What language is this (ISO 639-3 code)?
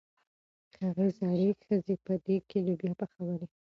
pus